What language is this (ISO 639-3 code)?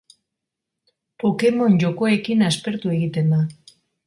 eus